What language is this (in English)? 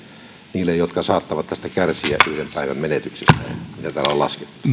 Finnish